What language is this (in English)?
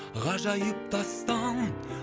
Kazakh